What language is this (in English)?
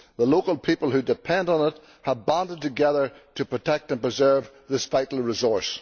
English